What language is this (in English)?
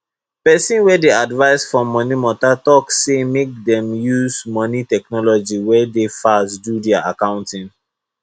Nigerian Pidgin